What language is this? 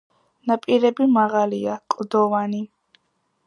Georgian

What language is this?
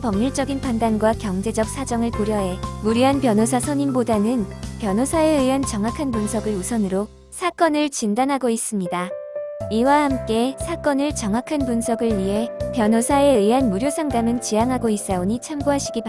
Korean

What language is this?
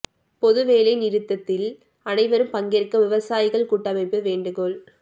Tamil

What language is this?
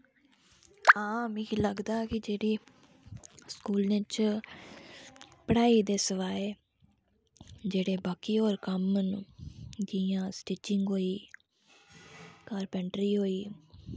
Dogri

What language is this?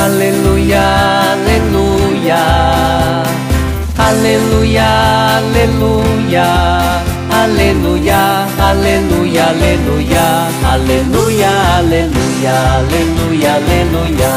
Portuguese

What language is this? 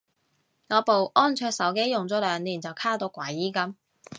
Cantonese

